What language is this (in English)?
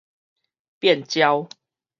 Min Nan Chinese